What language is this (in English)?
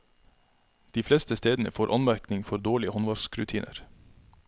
Norwegian